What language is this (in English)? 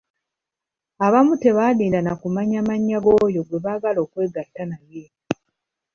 Ganda